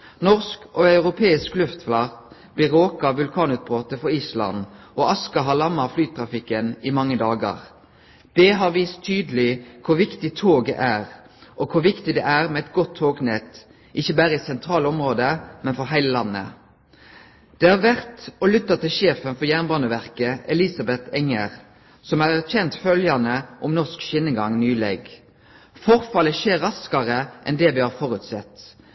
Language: Norwegian Nynorsk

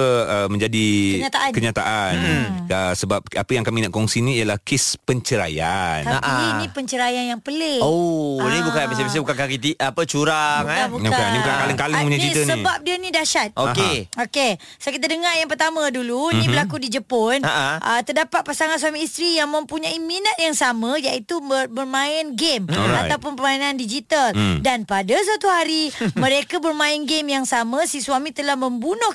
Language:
Malay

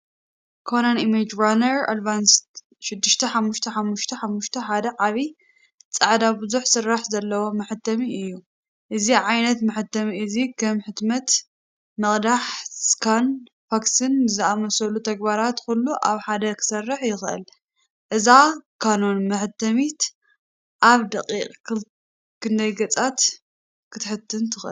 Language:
Tigrinya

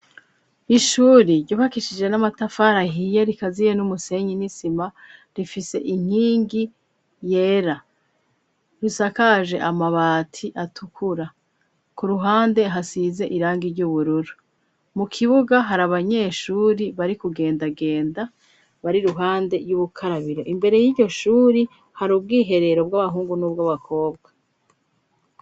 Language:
Rundi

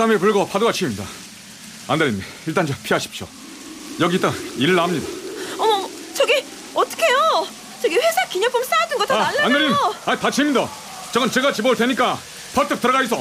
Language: Korean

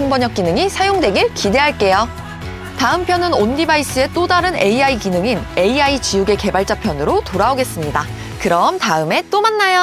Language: Korean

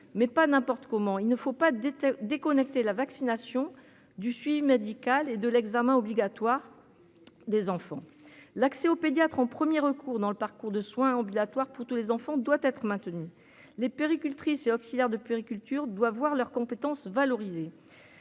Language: French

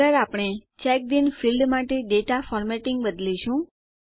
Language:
Gujarati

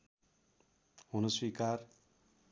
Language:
Nepali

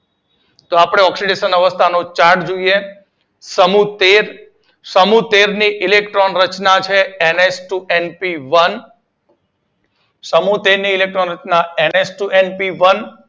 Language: Gujarati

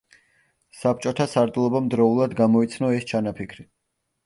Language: Georgian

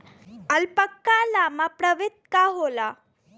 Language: Bhojpuri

